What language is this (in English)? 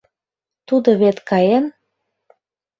Mari